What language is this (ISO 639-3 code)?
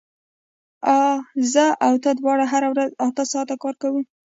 pus